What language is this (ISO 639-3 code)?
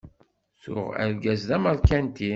kab